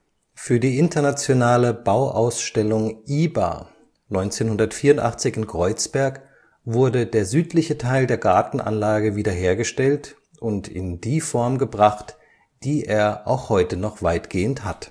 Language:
German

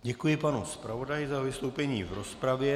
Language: Czech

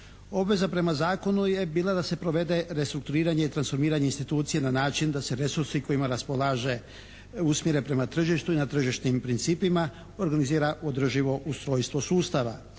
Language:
Croatian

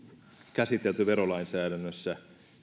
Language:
Finnish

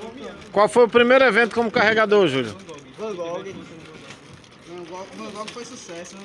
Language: Portuguese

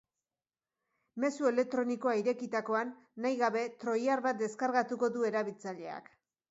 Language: Basque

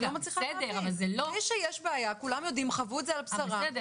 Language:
Hebrew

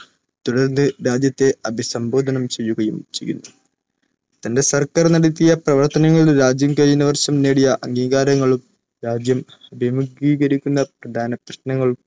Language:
Malayalam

